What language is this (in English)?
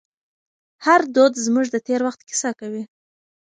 Pashto